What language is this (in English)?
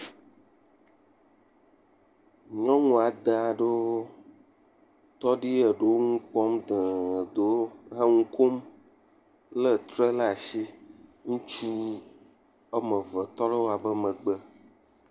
Ewe